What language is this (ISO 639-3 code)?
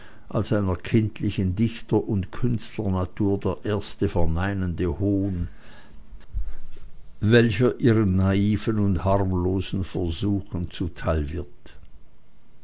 deu